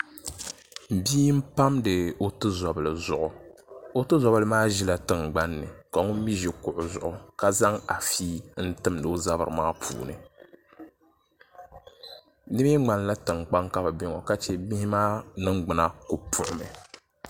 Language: Dagbani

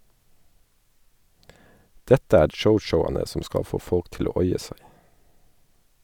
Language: Norwegian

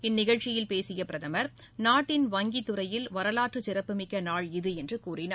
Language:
Tamil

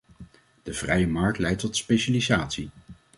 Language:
Dutch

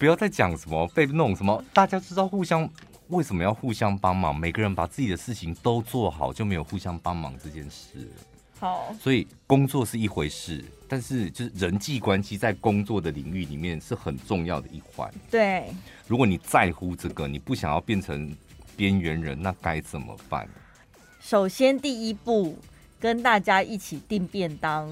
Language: Chinese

